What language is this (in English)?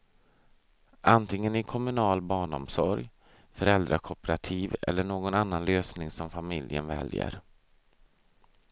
Swedish